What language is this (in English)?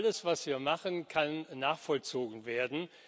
German